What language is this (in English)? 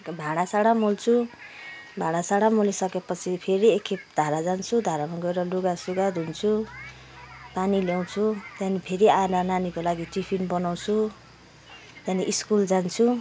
Nepali